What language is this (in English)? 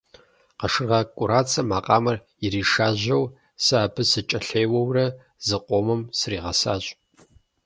Kabardian